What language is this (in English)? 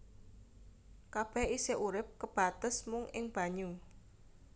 Javanese